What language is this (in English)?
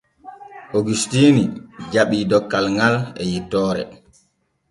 Borgu Fulfulde